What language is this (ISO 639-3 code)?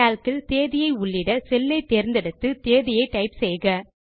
tam